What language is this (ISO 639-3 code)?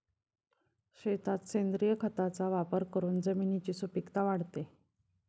mar